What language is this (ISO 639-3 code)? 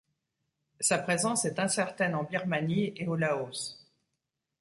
fra